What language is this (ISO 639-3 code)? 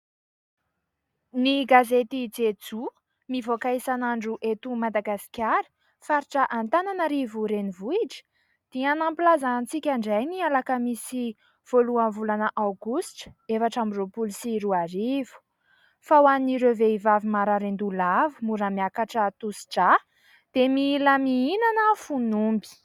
mlg